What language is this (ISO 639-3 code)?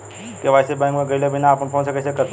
bho